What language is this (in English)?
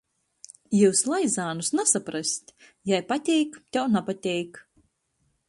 Latgalian